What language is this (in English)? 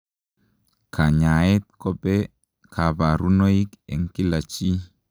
Kalenjin